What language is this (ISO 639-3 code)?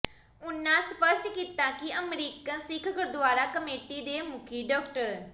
pan